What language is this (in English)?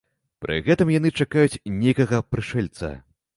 Belarusian